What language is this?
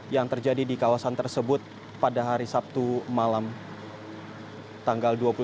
Indonesian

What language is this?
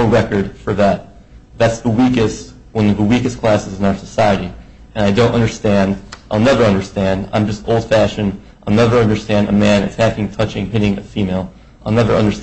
English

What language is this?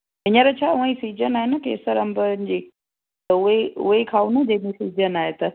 Sindhi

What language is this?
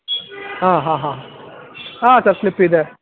Kannada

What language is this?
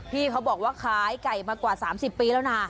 Thai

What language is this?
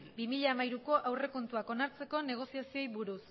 Basque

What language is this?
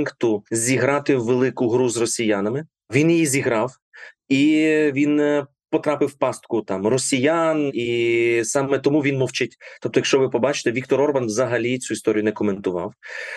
Ukrainian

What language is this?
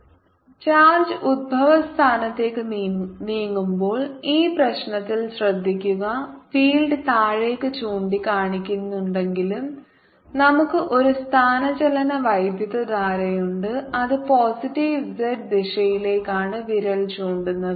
Malayalam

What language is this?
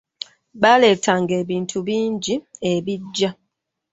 Ganda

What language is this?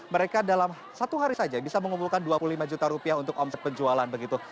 Indonesian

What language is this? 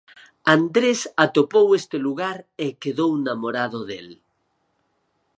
Galician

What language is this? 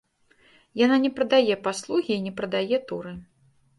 Belarusian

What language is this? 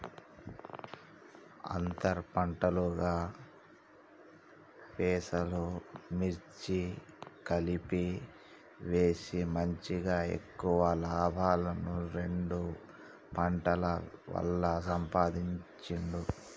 Telugu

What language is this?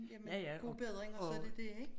Danish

